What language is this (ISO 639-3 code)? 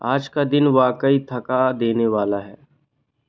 hin